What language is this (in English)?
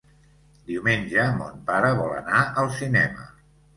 Catalan